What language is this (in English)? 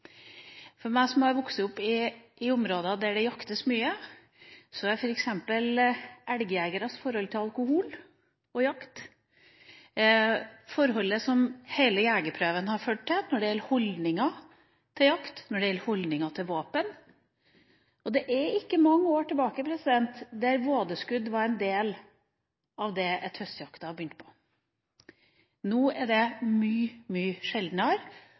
Norwegian Bokmål